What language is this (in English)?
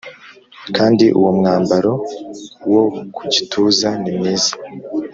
Kinyarwanda